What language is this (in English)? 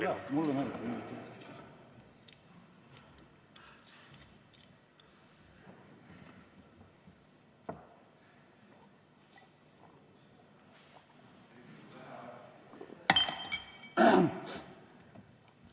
Estonian